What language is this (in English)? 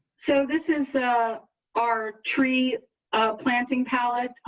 English